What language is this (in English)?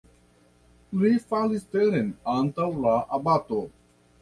Esperanto